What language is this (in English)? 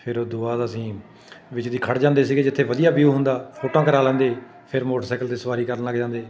Punjabi